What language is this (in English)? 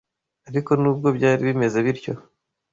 Kinyarwanda